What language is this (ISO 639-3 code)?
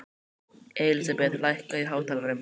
isl